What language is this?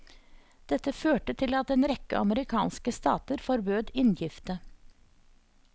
Norwegian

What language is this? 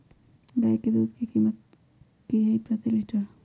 Magahi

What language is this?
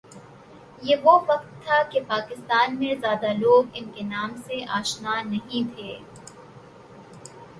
Urdu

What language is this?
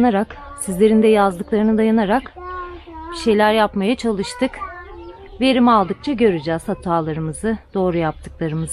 Turkish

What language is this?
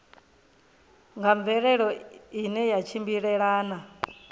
Venda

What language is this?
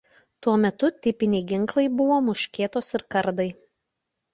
Lithuanian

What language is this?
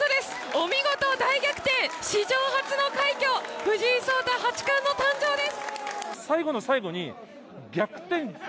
Japanese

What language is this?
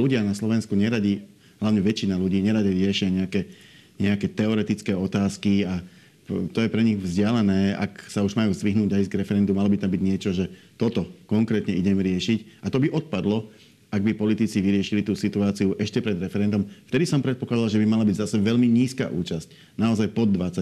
Slovak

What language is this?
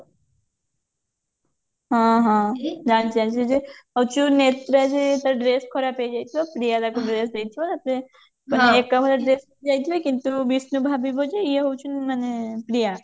Odia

